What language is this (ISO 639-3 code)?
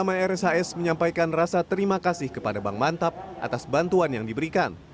ind